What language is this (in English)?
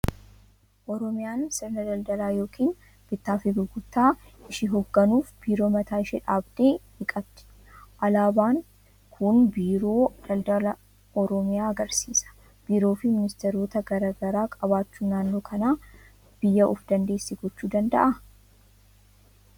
Oromo